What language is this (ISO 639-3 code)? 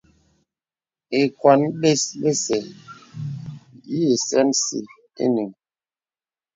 beb